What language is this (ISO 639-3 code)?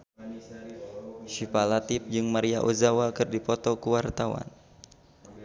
sun